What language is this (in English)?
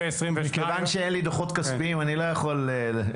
Hebrew